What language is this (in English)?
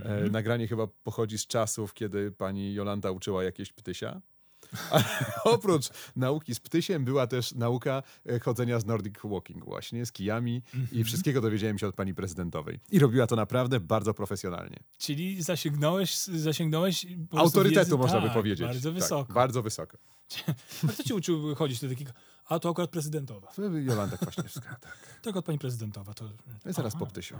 Polish